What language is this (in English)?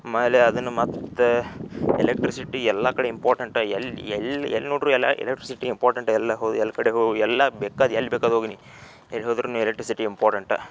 Kannada